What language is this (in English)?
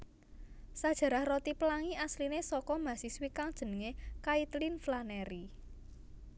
Javanese